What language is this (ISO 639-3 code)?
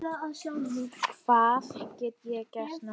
isl